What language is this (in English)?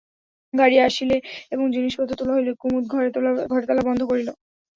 Bangla